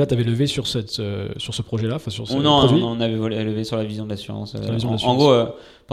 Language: French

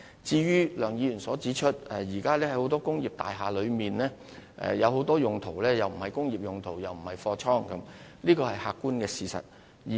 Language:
Cantonese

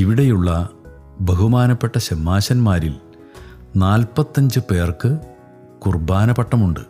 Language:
Malayalam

